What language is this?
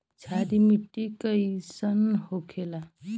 Bhojpuri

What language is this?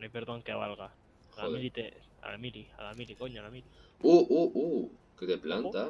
Spanish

